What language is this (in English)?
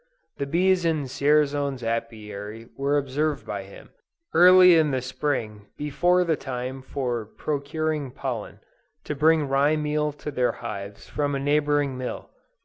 English